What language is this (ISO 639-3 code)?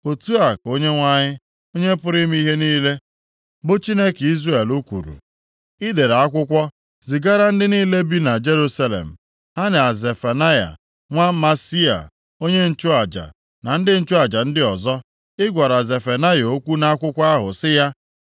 ibo